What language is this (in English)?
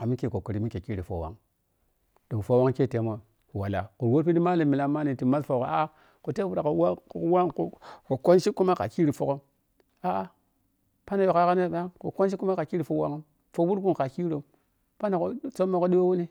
Piya-Kwonci